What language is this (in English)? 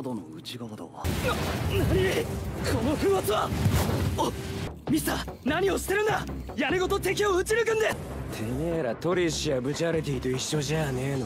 Japanese